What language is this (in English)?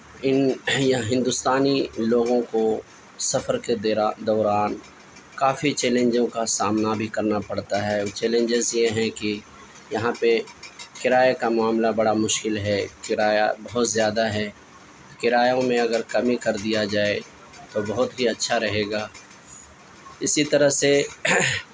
Urdu